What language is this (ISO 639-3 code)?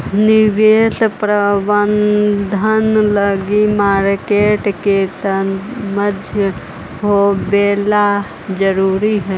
mag